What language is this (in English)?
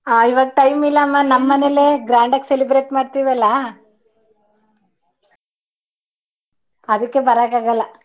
Kannada